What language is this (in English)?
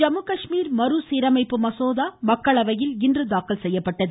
Tamil